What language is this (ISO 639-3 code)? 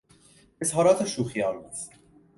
fas